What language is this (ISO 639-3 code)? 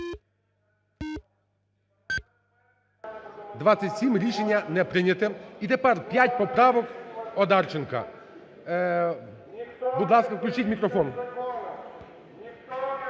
ukr